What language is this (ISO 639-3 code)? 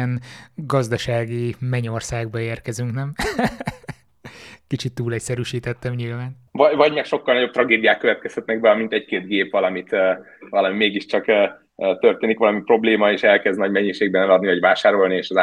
hun